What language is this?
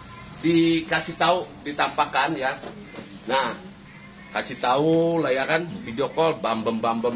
Indonesian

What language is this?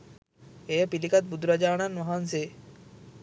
Sinhala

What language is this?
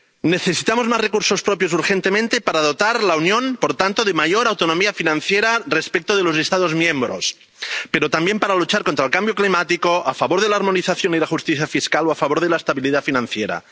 Spanish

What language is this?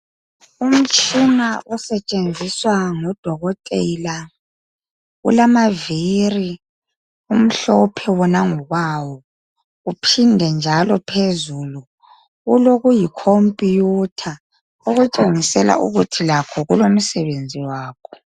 North Ndebele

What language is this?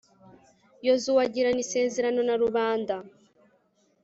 Kinyarwanda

